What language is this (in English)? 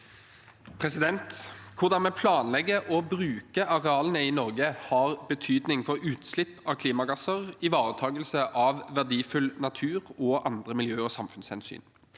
Norwegian